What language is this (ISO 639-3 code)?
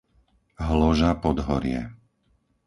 slk